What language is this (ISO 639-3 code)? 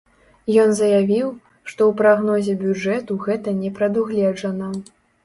bel